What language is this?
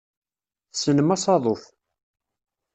Kabyle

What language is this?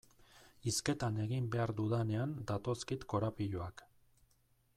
Basque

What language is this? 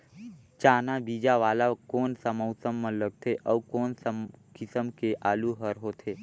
Chhattisgarhi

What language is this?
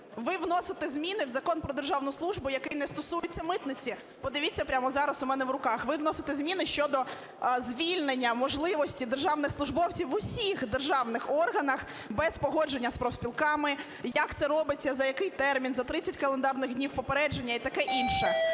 Ukrainian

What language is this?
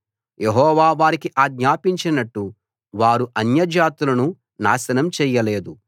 Telugu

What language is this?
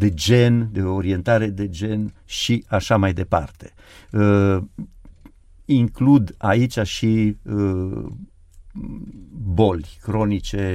Romanian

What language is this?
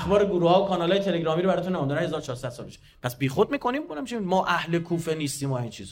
Persian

